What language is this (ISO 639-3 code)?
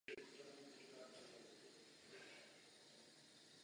ces